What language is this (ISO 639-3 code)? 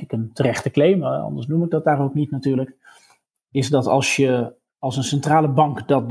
nld